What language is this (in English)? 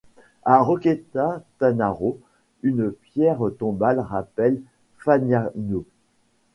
French